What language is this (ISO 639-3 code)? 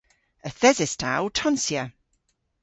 cor